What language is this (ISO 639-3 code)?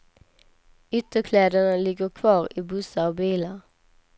swe